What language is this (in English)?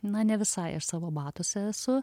Lithuanian